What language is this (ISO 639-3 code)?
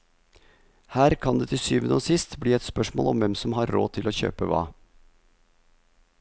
nor